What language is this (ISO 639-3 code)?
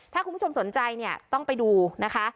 tha